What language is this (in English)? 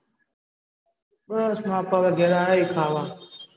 Gujarati